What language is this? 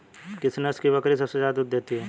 Hindi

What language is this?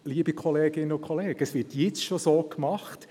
Swiss German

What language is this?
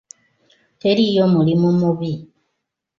Ganda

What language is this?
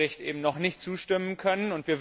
German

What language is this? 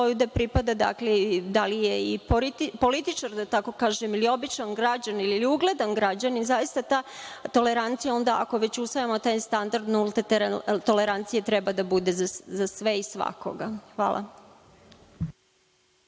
Serbian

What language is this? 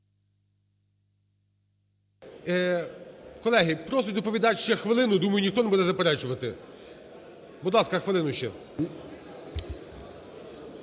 Ukrainian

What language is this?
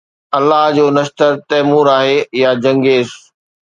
Sindhi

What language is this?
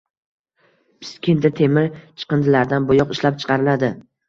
Uzbek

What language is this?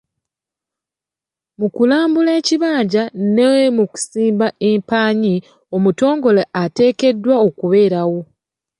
Ganda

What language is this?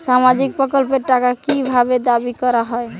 Bangla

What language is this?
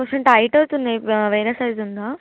Telugu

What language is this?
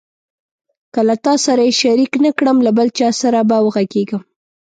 Pashto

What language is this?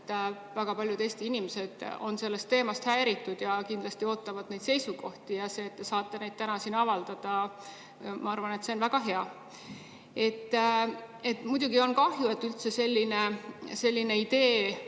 Estonian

